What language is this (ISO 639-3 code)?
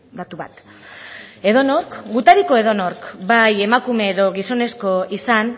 eus